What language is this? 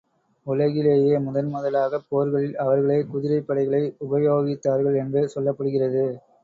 Tamil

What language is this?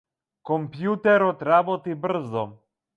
Macedonian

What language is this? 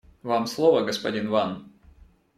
Russian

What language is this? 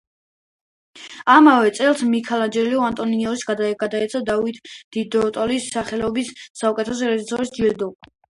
Georgian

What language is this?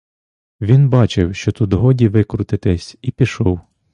Ukrainian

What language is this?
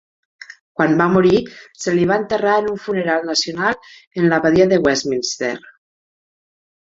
Catalan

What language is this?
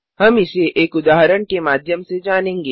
Hindi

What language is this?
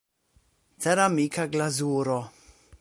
Esperanto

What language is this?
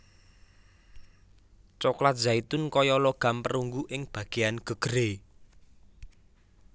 Javanese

